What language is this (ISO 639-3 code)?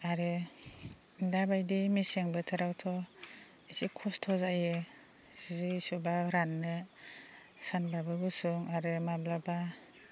brx